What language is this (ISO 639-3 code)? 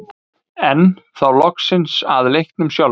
isl